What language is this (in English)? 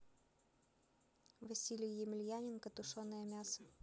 Russian